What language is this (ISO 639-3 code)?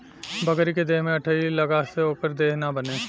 bho